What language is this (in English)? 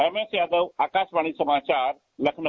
Hindi